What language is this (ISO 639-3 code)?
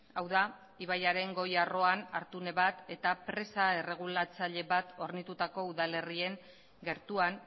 eus